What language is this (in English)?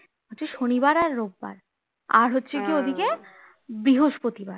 Bangla